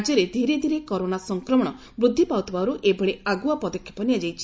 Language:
Odia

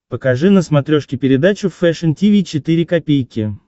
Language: Russian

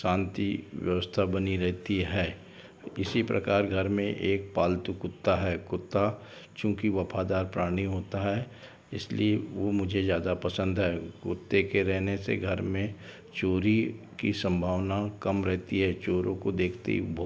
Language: Hindi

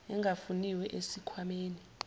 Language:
Zulu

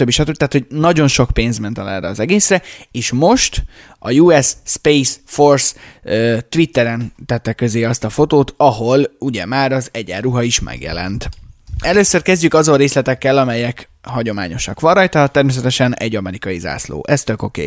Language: Hungarian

